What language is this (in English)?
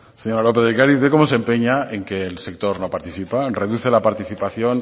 Spanish